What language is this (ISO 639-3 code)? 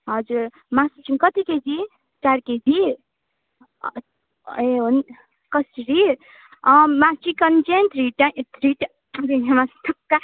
nep